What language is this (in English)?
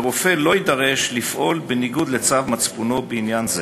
Hebrew